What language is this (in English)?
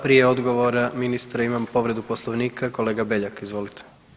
Croatian